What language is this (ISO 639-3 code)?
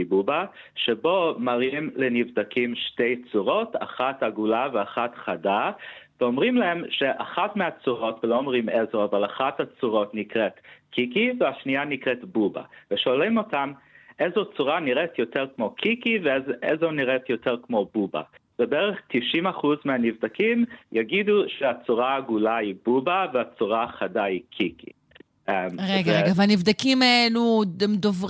heb